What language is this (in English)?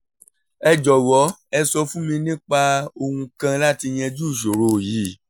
Yoruba